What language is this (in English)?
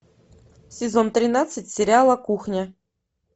Russian